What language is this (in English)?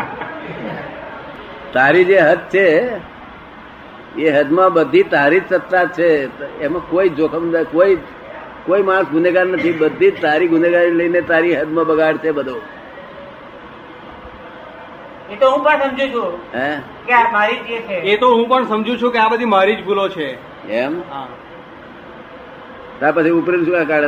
Gujarati